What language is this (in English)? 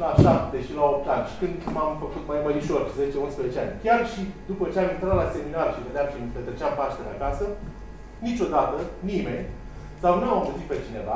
Romanian